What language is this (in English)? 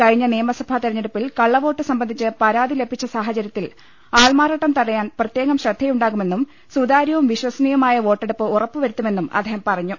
Malayalam